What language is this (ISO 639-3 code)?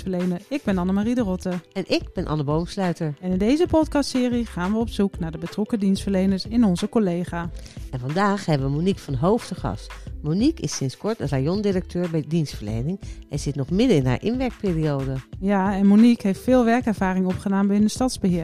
nld